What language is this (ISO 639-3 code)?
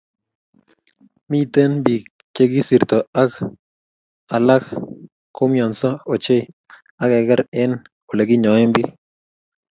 kln